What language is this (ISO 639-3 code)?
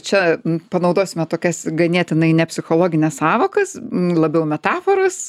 lit